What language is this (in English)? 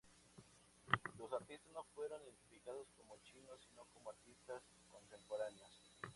Spanish